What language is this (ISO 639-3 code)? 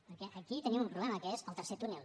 cat